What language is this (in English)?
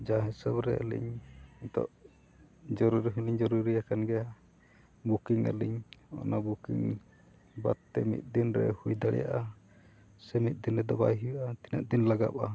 Santali